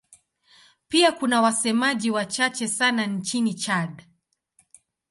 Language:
Swahili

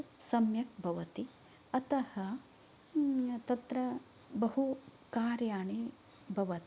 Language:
Sanskrit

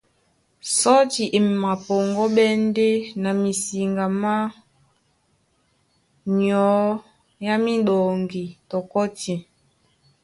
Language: Duala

